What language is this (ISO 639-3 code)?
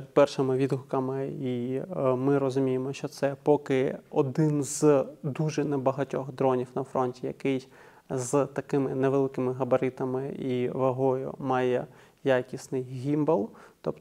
ukr